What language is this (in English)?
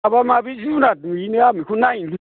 Bodo